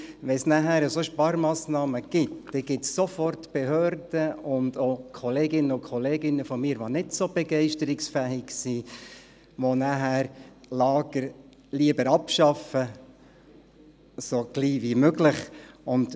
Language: Swiss German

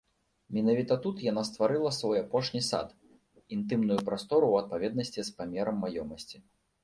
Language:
Belarusian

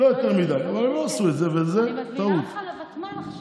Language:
Hebrew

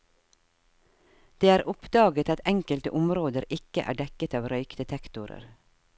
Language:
Norwegian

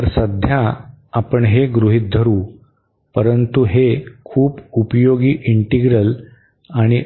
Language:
Marathi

